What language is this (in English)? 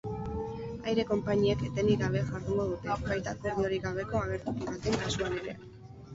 Basque